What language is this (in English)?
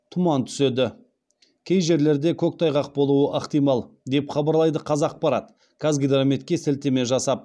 Kazakh